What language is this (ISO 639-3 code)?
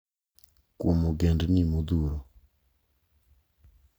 luo